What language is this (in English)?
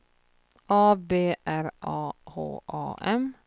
Swedish